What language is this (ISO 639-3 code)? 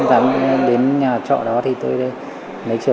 vie